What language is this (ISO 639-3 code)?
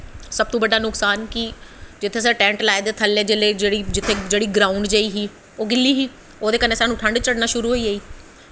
doi